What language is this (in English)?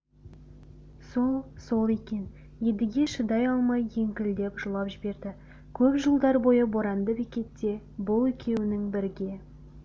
Kazakh